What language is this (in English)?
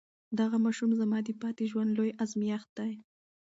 Pashto